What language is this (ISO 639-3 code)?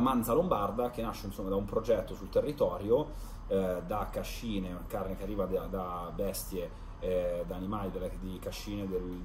ita